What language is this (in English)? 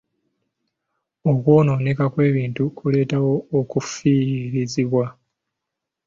Ganda